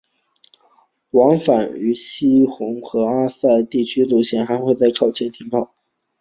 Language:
Chinese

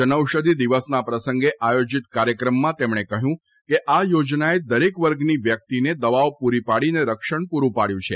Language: Gujarati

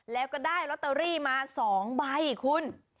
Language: Thai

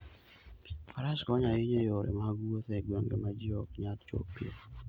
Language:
Luo (Kenya and Tanzania)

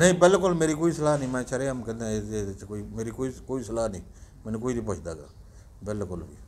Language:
Hindi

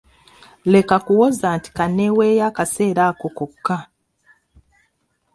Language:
Ganda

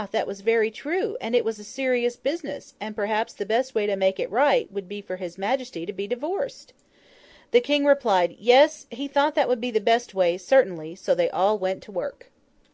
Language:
English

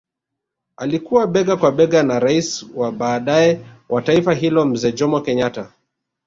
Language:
Swahili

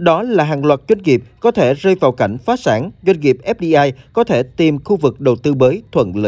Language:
Vietnamese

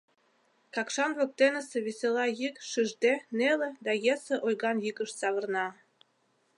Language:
Mari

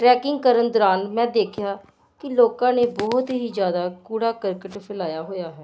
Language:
Punjabi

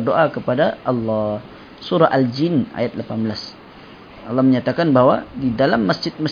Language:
Malay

